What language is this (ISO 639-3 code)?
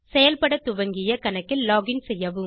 tam